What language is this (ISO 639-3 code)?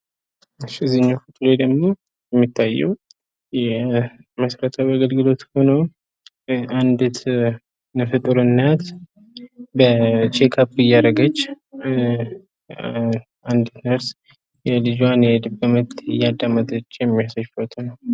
amh